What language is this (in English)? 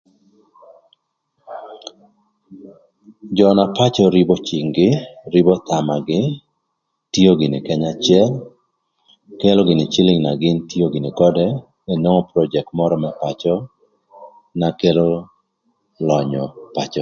Thur